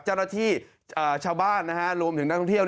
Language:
Thai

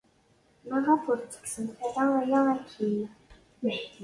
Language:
Kabyle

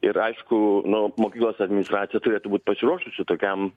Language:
Lithuanian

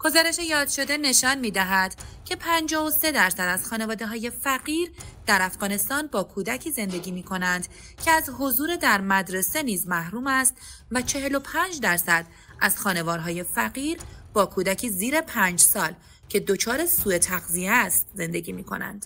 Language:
Persian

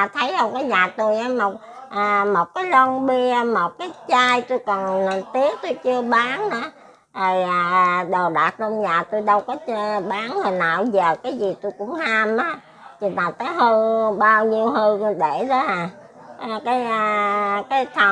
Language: Vietnamese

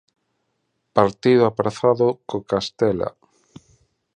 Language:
Galician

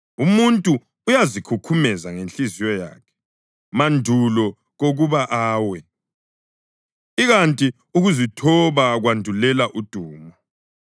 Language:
North Ndebele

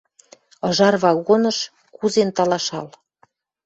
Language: Western Mari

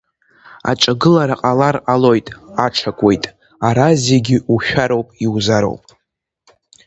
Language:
Abkhazian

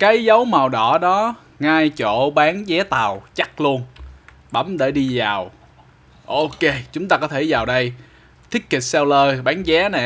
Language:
Vietnamese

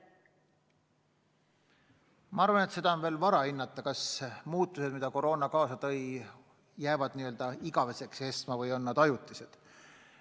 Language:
Estonian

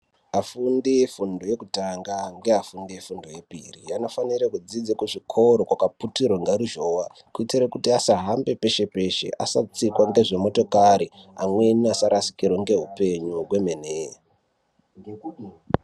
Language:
Ndau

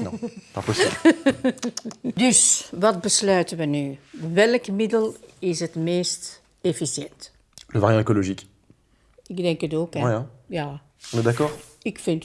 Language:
Dutch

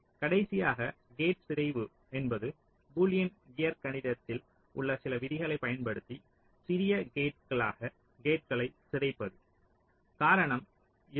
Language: Tamil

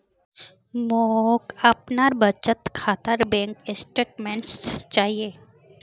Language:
Magahi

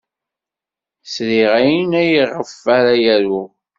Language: Kabyle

